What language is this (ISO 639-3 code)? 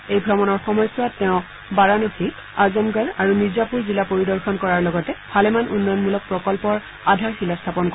asm